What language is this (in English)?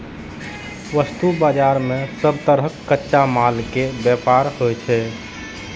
Maithili